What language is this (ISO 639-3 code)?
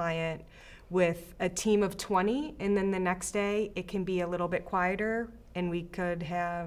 eng